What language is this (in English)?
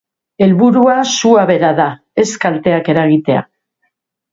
Basque